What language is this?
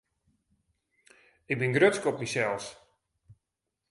Western Frisian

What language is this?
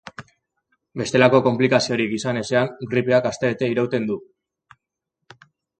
Basque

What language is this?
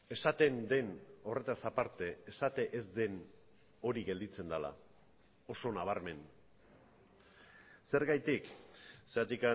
Basque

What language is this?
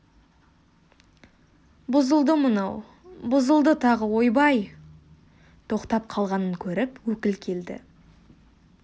Kazakh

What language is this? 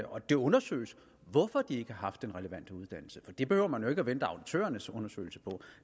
Danish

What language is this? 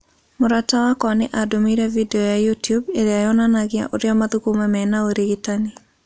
Kikuyu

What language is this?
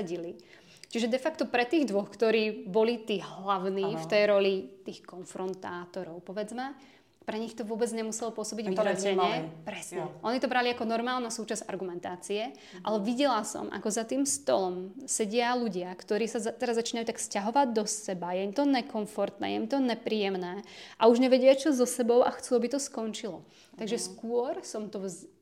Czech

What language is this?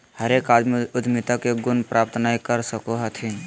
Magahi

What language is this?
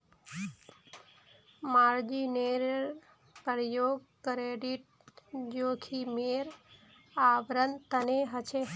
Magahi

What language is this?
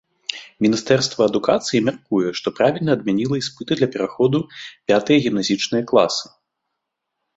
Belarusian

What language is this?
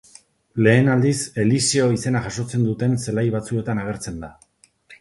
Basque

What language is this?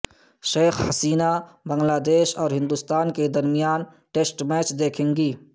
Urdu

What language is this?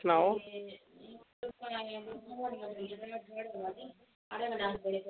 Dogri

